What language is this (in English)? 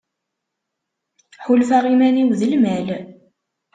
Kabyle